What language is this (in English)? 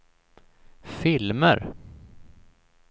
Swedish